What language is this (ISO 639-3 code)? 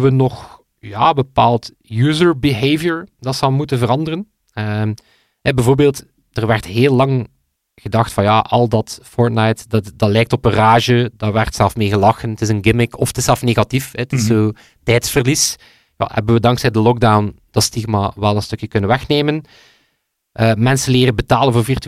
nld